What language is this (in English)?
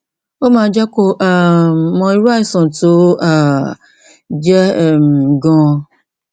Yoruba